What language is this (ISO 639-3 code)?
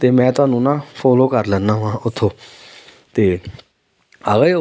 pan